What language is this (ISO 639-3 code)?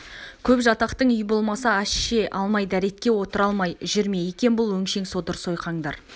kaz